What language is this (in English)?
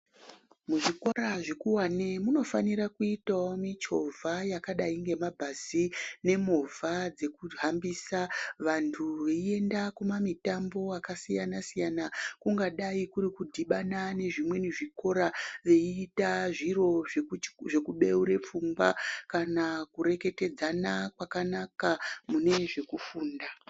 Ndau